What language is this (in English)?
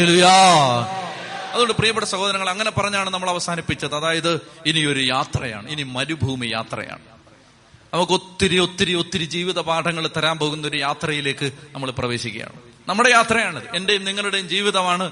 Malayalam